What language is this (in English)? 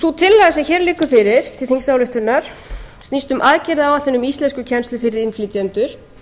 Icelandic